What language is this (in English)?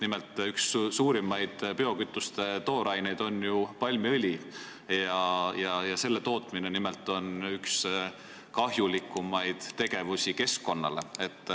Estonian